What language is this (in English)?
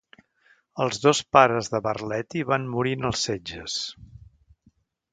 Catalan